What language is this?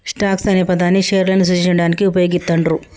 Telugu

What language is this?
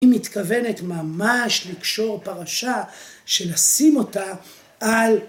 Hebrew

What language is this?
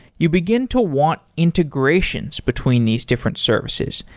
English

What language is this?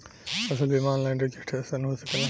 Bhojpuri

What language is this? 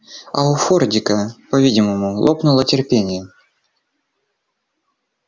Russian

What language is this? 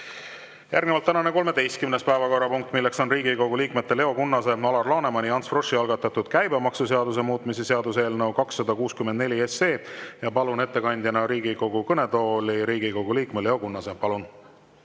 Estonian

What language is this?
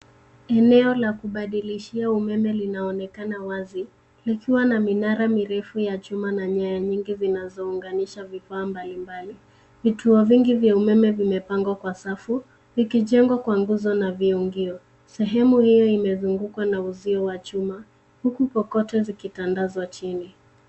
Swahili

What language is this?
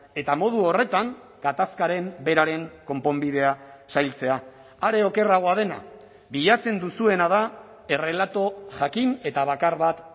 Basque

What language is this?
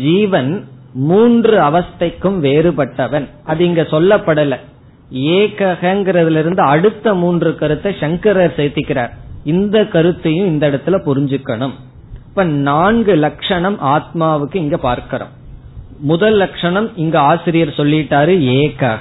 Tamil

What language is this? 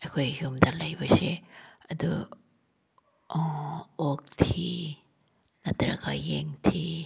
Manipuri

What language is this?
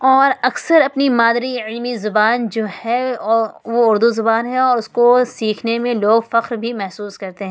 Urdu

